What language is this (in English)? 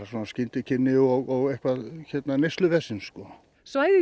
Icelandic